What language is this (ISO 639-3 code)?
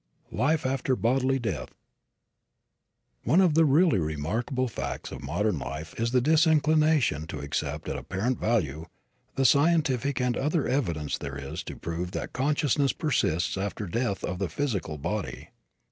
eng